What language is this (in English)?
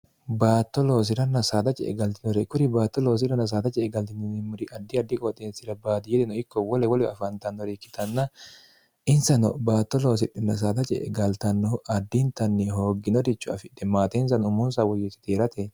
Sidamo